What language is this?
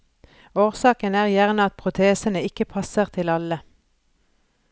Norwegian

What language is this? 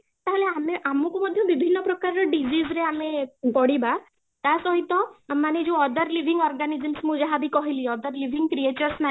Odia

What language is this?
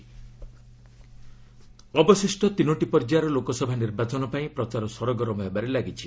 Odia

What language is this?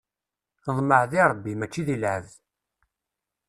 Kabyle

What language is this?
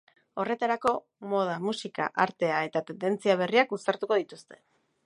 Basque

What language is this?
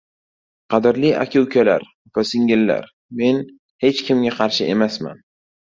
Uzbek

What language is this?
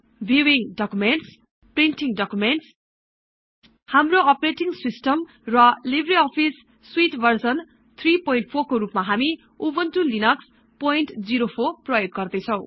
Nepali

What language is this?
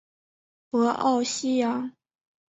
Chinese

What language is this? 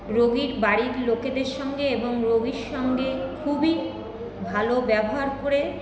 Bangla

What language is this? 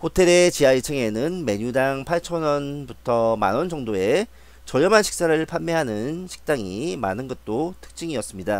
Korean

